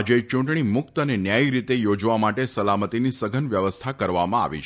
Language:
Gujarati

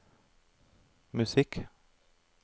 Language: Norwegian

